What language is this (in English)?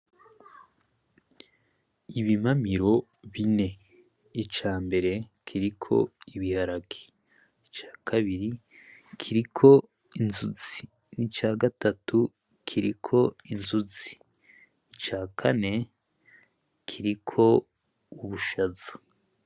Rundi